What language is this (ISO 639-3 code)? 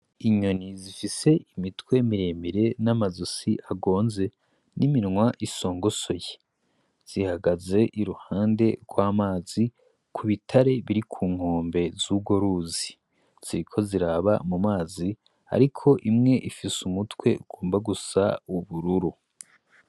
run